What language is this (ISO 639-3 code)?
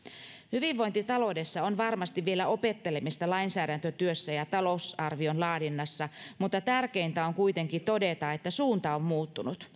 fin